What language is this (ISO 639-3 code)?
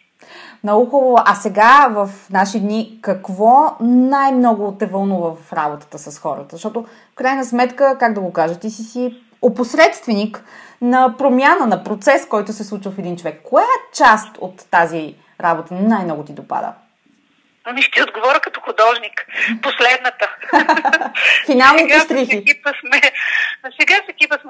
bul